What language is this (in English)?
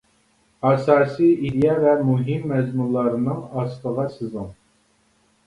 Uyghur